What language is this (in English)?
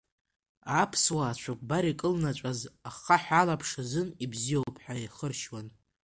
Abkhazian